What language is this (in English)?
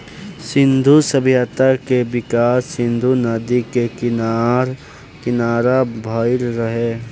Bhojpuri